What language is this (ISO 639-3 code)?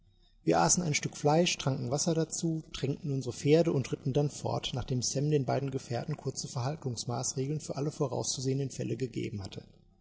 deu